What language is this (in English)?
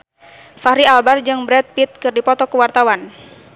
Sundanese